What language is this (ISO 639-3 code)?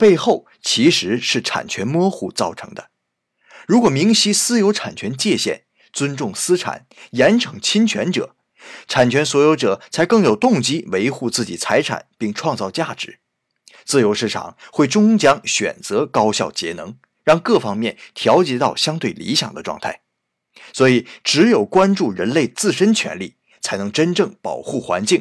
zho